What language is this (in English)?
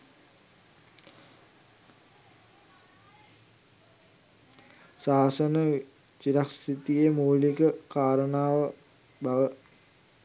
Sinhala